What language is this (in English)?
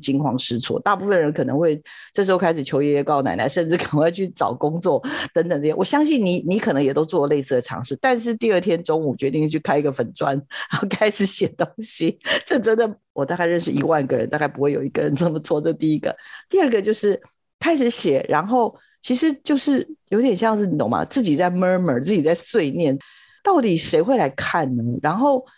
Chinese